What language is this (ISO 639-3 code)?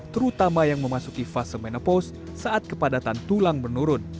ind